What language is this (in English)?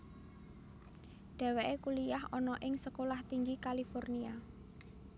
Javanese